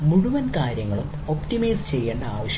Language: Malayalam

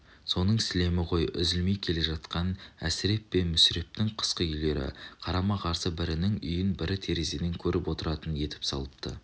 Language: Kazakh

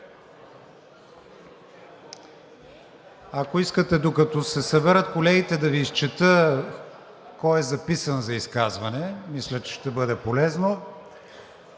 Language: Bulgarian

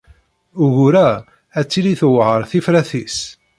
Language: Kabyle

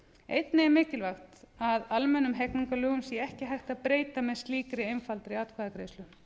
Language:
Icelandic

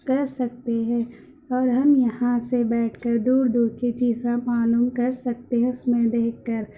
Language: Urdu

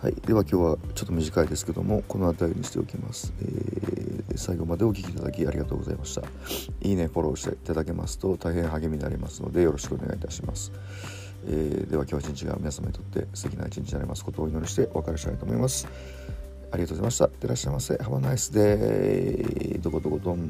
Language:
Japanese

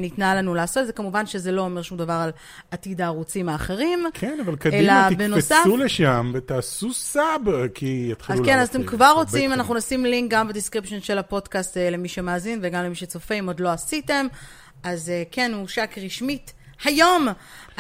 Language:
Hebrew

